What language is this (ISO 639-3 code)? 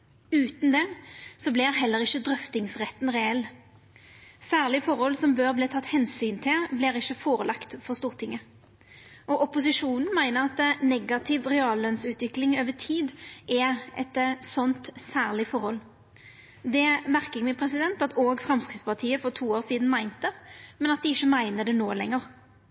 nno